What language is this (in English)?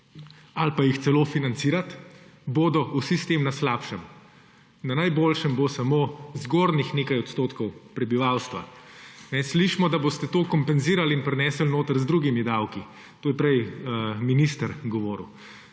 Slovenian